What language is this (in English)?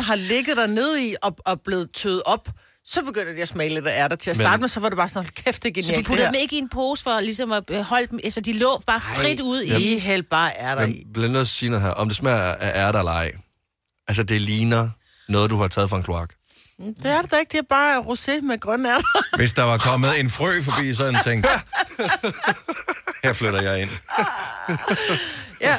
Danish